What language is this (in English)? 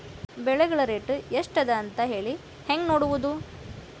Kannada